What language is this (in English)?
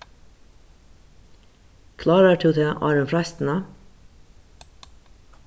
Faroese